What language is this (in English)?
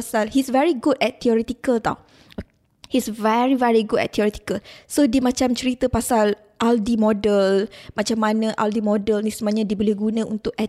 Malay